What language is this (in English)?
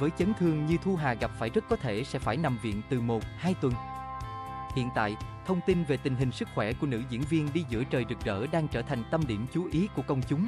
Vietnamese